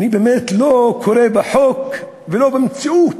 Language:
Hebrew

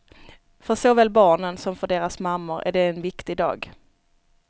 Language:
Swedish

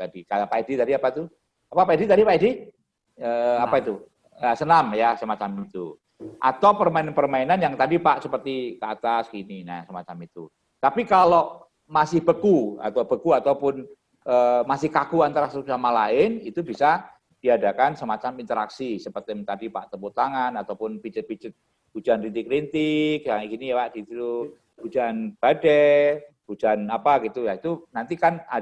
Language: Indonesian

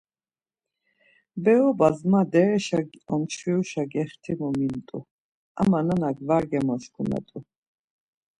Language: Laz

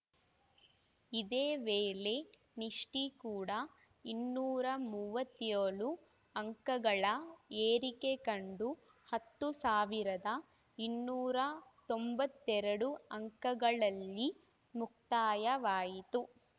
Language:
Kannada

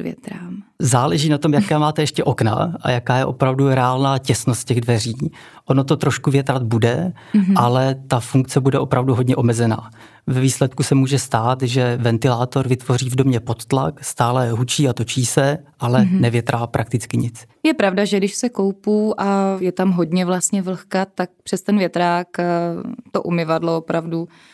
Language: Czech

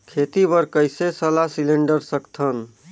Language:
Chhattisgarhi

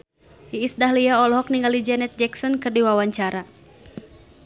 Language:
Sundanese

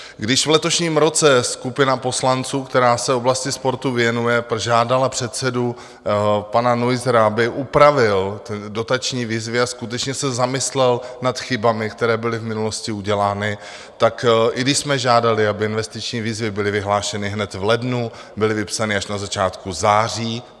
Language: Czech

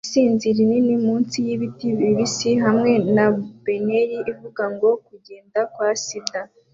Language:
Kinyarwanda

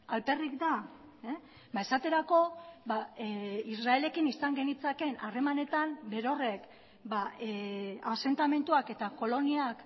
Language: Basque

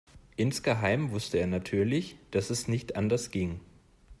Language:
German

